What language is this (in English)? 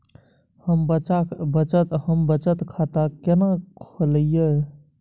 Maithili